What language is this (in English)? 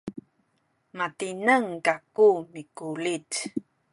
Sakizaya